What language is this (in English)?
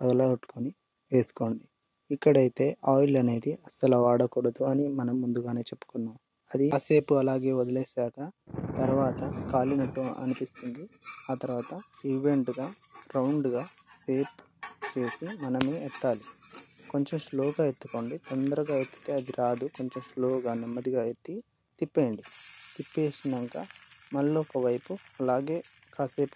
Telugu